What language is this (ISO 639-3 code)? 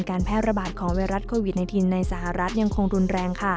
tha